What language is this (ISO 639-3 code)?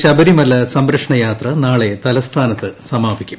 mal